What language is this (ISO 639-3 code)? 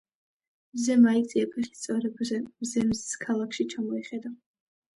kat